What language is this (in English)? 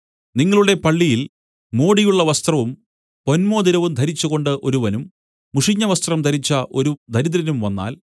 Malayalam